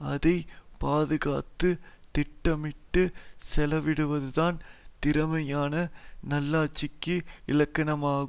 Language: Tamil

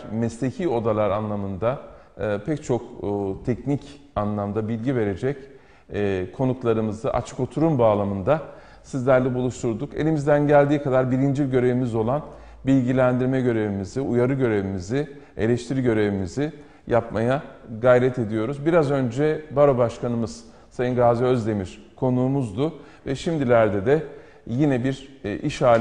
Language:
Turkish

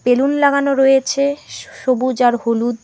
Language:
Bangla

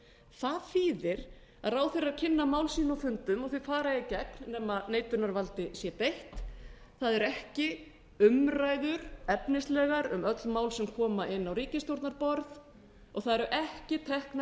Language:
Icelandic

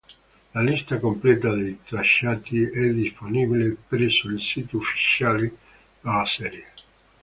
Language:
Italian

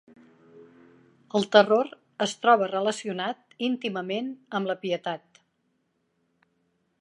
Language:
Catalan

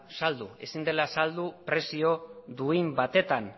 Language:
Basque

